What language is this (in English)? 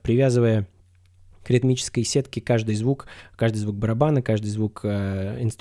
Russian